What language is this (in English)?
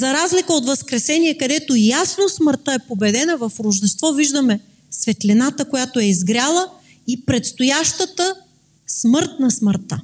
Bulgarian